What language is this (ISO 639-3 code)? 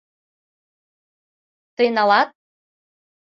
chm